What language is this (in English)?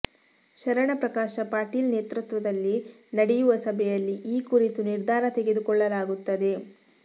Kannada